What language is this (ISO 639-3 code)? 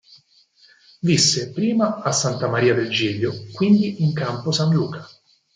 ita